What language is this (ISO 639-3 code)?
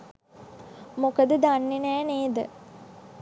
sin